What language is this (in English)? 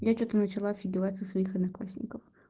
Russian